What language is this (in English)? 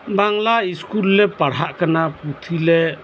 Santali